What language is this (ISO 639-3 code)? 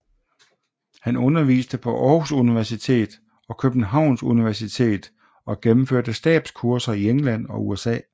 dan